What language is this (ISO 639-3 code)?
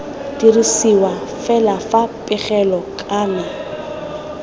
tsn